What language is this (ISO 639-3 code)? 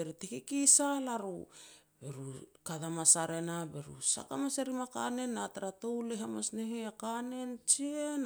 pex